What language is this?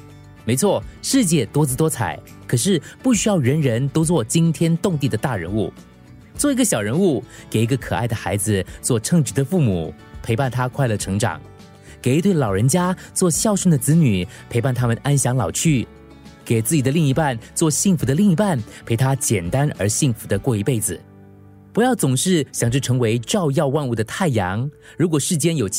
Chinese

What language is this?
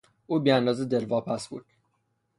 Persian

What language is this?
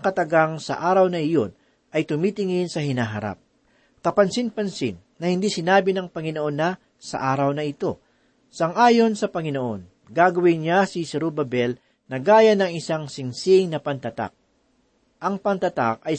Filipino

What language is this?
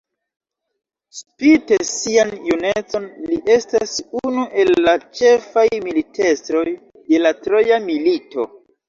Esperanto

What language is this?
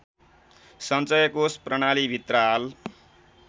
Nepali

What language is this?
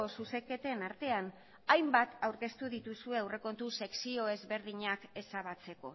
Basque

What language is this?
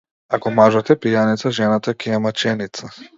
Macedonian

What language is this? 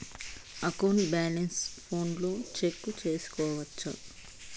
Telugu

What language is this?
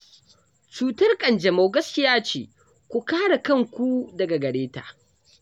Hausa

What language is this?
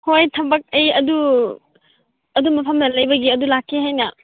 Manipuri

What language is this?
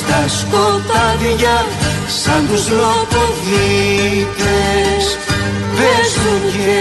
Greek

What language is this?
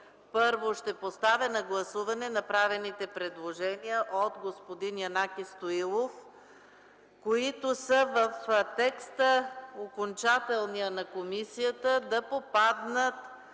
Bulgarian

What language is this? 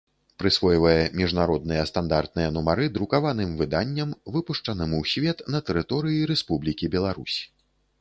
Belarusian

